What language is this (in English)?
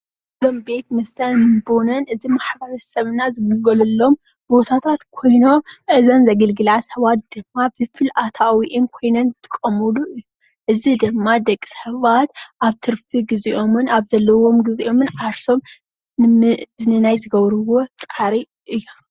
Tigrinya